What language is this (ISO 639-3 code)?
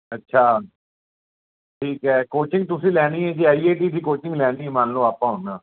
pan